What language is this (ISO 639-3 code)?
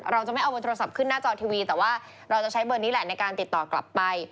tha